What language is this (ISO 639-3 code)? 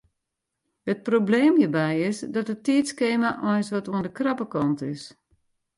fry